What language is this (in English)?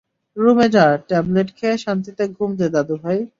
Bangla